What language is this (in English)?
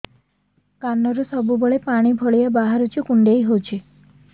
Odia